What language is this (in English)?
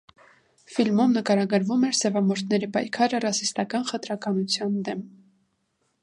Armenian